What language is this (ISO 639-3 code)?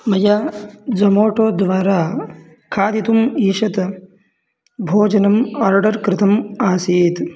san